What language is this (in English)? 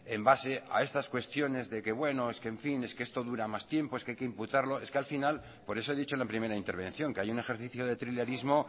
Spanish